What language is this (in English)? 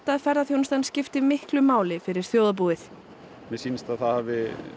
Icelandic